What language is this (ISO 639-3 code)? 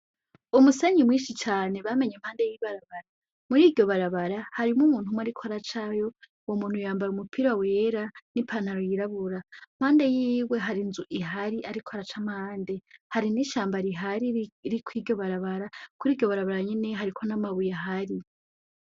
run